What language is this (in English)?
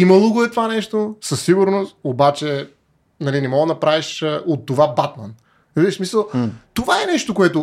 Bulgarian